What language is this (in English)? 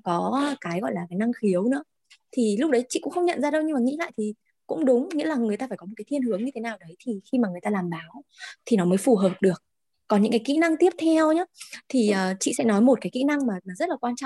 Vietnamese